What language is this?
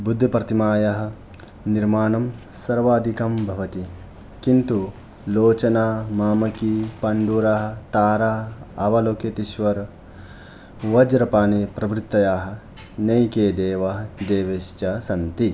Sanskrit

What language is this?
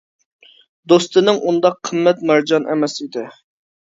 Uyghur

